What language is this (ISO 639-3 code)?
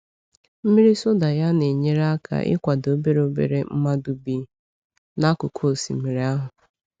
ibo